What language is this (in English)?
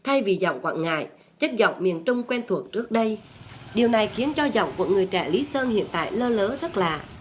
Vietnamese